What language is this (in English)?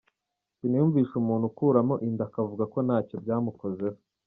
Kinyarwanda